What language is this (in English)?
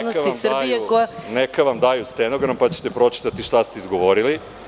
Serbian